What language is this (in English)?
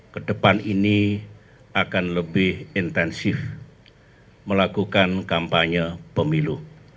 Indonesian